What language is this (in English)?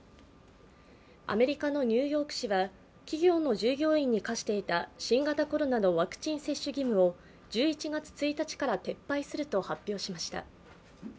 Japanese